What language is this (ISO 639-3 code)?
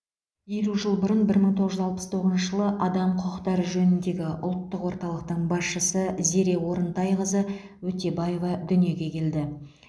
kaz